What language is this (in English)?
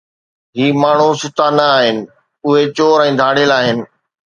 Sindhi